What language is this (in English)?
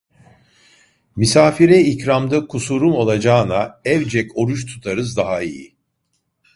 Turkish